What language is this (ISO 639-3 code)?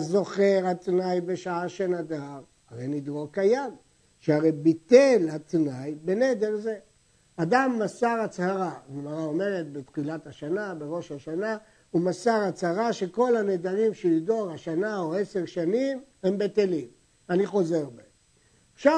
heb